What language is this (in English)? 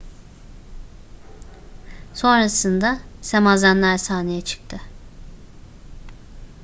Turkish